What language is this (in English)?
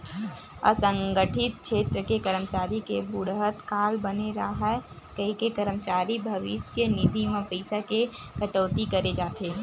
Chhattisgarhi